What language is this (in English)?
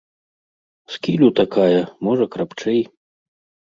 Belarusian